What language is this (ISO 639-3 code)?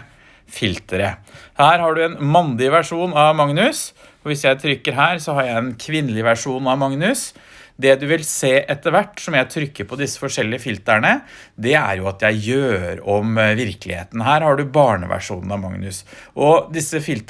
nor